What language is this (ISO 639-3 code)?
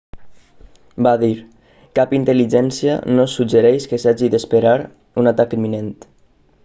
cat